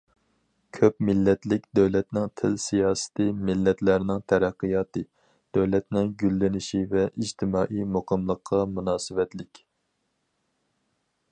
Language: Uyghur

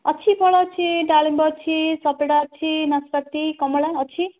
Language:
Odia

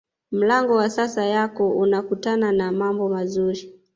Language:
Swahili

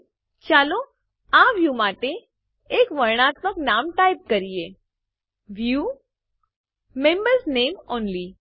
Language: Gujarati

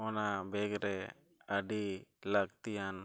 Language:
Santali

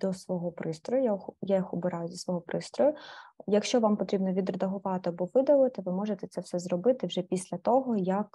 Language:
Ukrainian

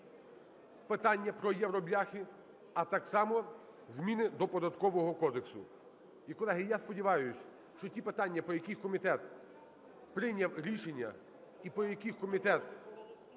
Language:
Ukrainian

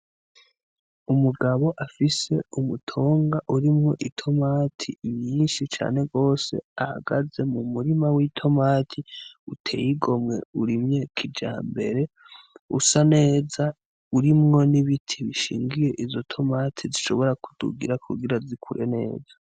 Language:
Rundi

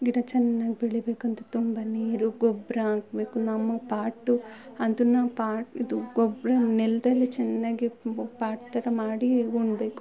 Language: Kannada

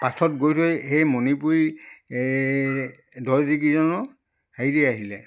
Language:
Assamese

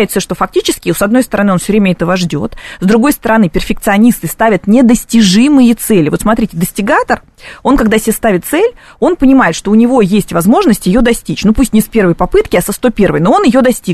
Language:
Russian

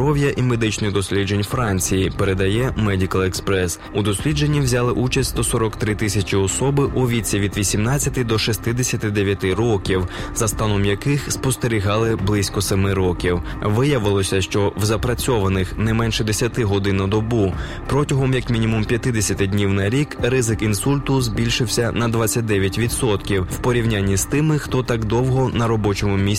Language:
Ukrainian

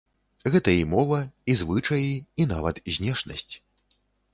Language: Belarusian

